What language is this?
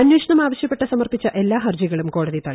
Malayalam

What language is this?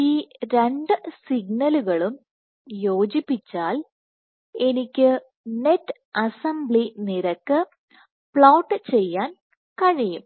Malayalam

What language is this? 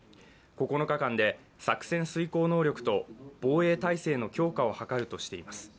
Japanese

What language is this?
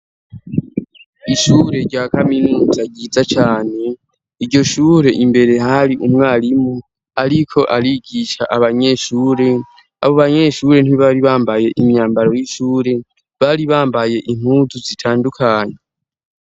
Rundi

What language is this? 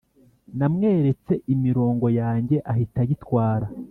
Kinyarwanda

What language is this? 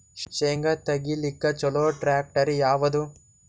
Kannada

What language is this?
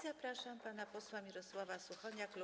Polish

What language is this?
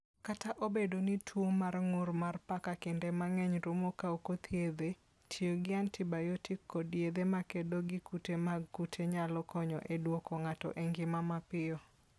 Luo (Kenya and Tanzania)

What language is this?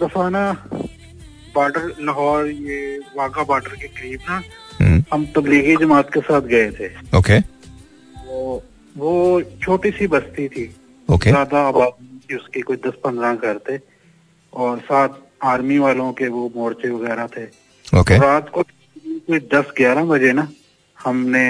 Hindi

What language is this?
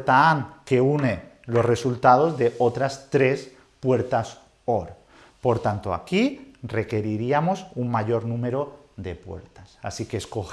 Spanish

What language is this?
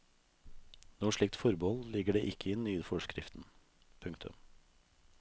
Norwegian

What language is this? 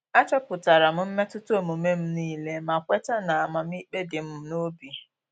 Igbo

